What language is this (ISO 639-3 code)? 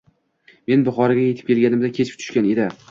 uzb